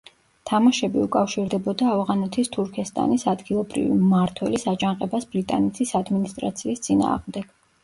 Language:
Georgian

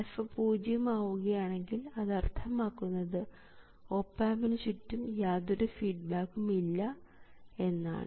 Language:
Malayalam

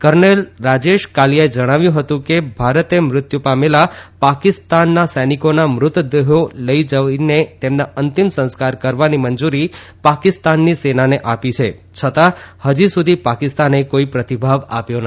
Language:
Gujarati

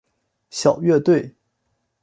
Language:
Chinese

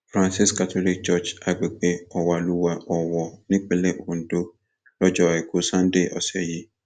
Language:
Yoruba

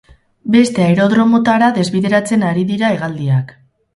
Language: Basque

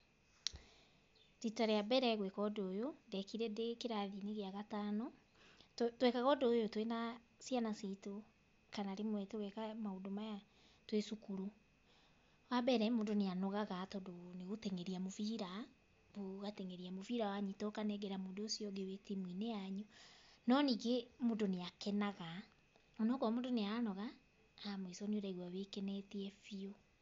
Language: Kikuyu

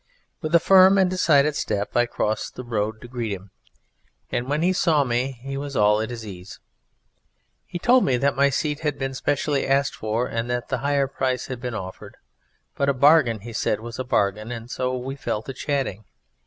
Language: English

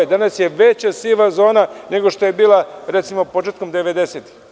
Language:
Serbian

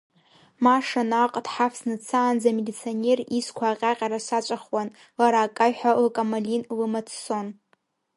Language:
Abkhazian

